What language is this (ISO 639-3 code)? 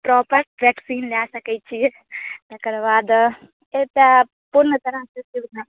mai